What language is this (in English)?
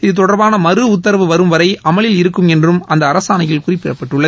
Tamil